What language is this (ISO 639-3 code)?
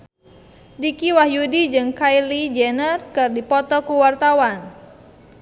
sun